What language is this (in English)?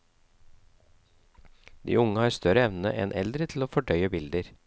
Norwegian